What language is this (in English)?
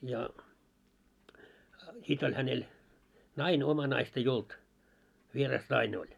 Finnish